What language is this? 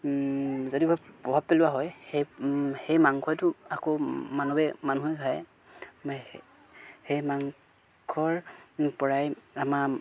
Assamese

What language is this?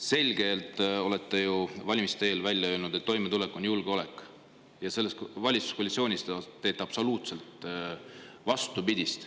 Estonian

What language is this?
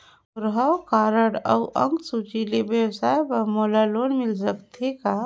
Chhattisgarhi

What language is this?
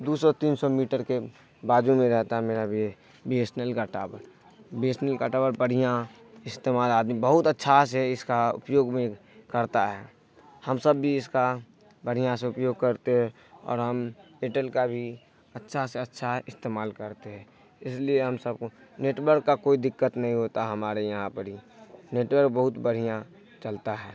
Urdu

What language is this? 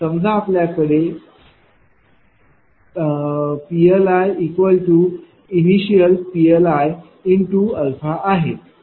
Marathi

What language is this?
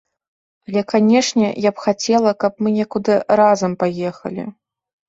Belarusian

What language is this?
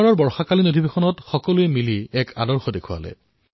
Assamese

